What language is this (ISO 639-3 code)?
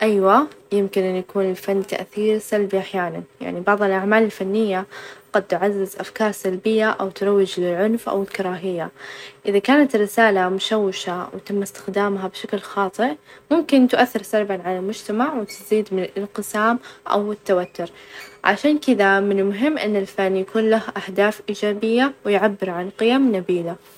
ars